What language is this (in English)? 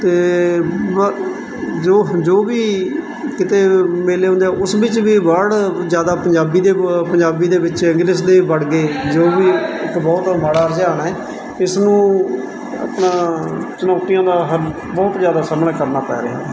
Punjabi